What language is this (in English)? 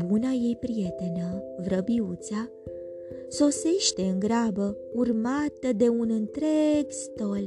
Romanian